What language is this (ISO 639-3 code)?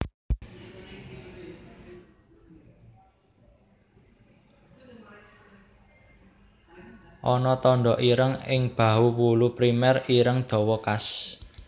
jav